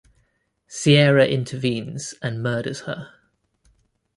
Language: English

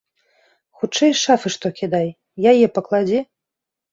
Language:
Belarusian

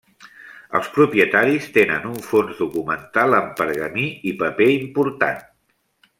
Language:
Catalan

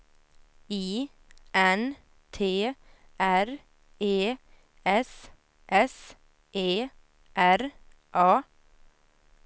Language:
Swedish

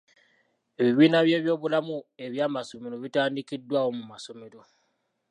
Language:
Ganda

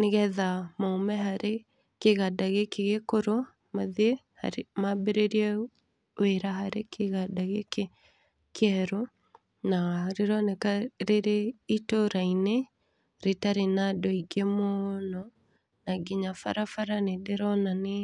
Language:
Kikuyu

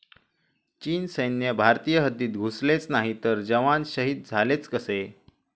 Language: Marathi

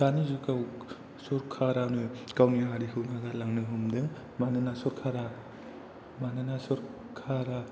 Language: Bodo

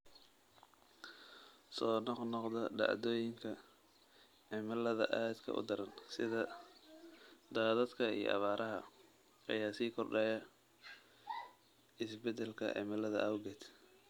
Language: Somali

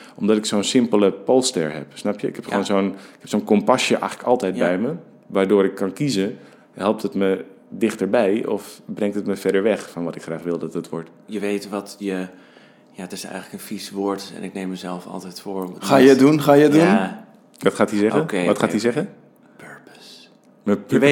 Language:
Dutch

